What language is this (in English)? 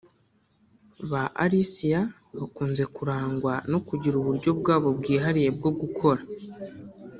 Kinyarwanda